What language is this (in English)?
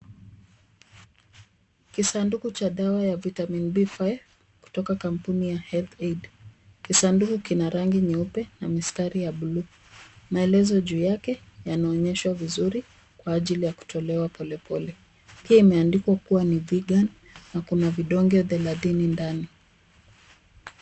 Swahili